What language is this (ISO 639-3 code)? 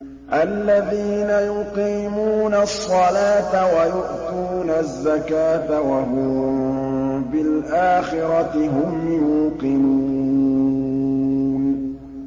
ara